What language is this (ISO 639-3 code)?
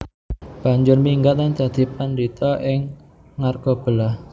jav